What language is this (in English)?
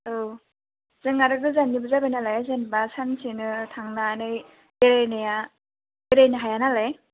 Bodo